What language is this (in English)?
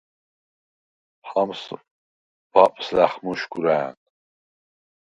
Svan